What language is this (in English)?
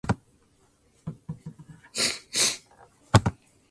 Japanese